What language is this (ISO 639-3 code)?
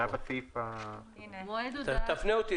heb